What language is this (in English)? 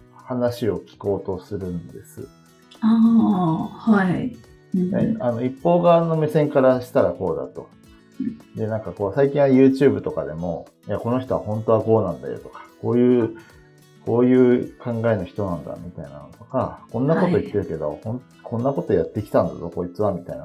Japanese